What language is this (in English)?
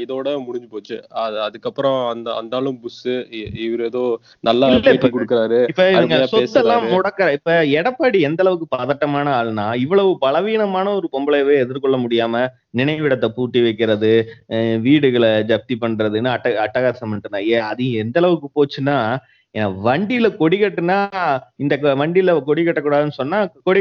Tamil